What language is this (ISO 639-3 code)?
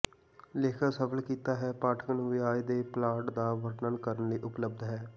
pan